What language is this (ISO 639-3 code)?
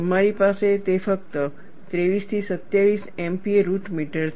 guj